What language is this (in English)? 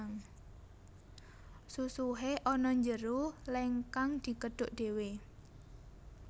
Javanese